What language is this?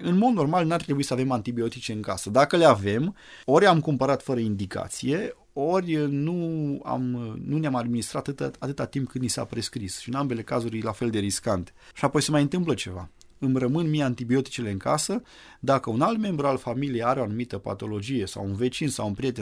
Romanian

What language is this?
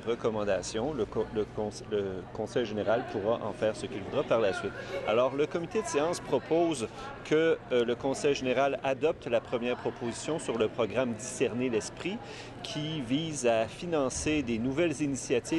French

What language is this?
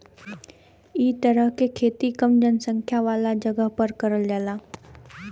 Bhojpuri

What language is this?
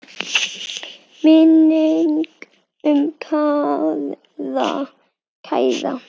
Icelandic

